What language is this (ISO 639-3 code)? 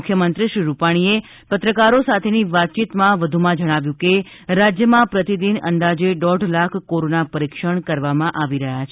guj